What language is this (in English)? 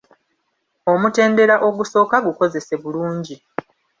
Ganda